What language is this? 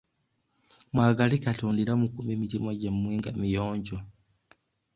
Ganda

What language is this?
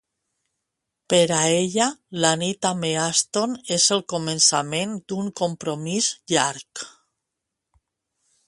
Catalan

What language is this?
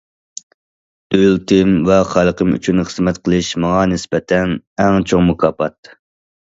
Uyghur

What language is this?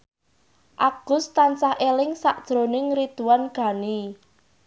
Javanese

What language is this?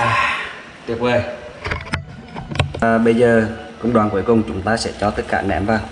Vietnamese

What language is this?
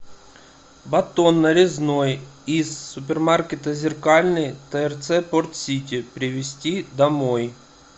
Russian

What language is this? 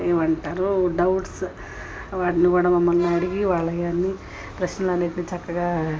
Telugu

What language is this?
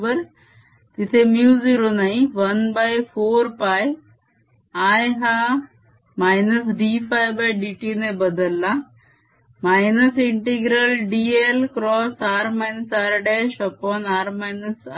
Marathi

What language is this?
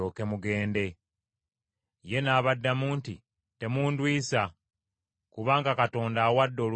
Ganda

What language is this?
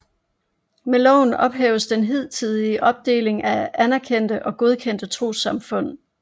Danish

